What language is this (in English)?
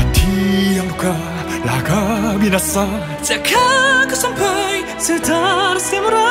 Korean